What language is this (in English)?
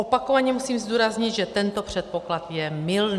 Czech